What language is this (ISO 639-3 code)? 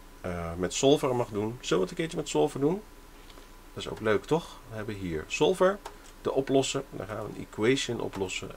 nld